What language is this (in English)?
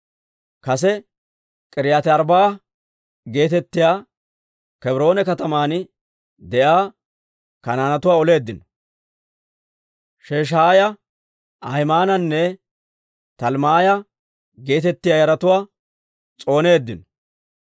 Dawro